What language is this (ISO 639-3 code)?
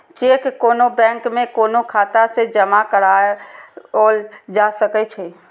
mai